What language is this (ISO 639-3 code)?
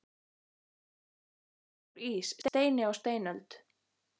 isl